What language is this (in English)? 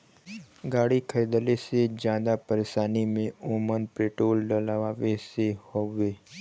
Bhojpuri